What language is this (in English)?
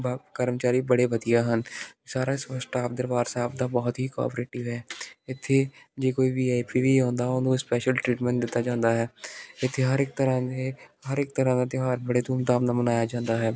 Punjabi